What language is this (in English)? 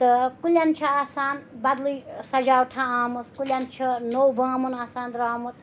Kashmiri